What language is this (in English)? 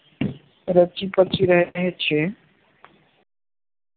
Gujarati